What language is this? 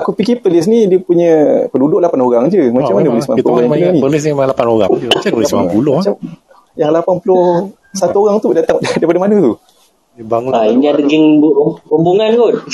Malay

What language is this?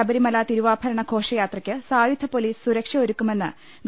Malayalam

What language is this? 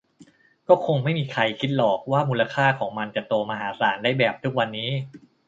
Thai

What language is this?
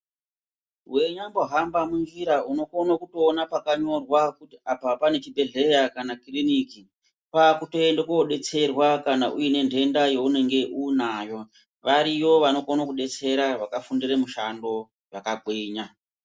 Ndau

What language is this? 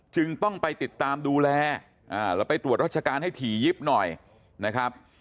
Thai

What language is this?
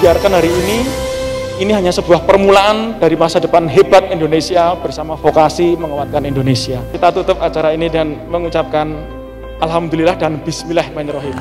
Indonesian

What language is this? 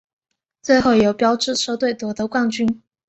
Chinese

